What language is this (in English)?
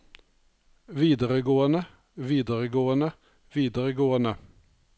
Norwegian